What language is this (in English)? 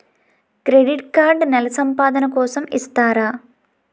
Telugu